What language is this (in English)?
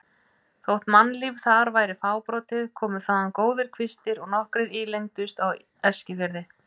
Icelandic